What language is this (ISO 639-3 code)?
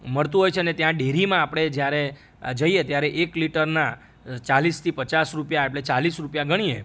guj